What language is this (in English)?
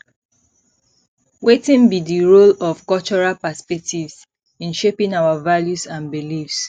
Nigerian Pidgin